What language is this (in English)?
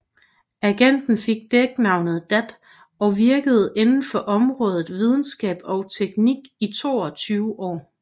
Danish